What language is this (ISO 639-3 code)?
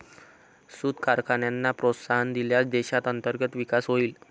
mar